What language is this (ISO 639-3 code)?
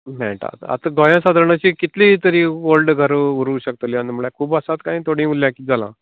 kok